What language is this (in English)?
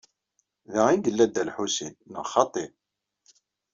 Kabyle